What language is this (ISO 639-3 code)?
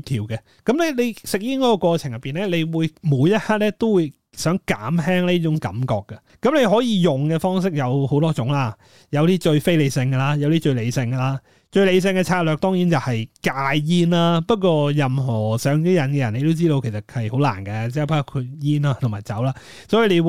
zho